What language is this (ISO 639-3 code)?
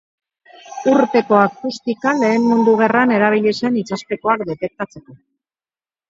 eus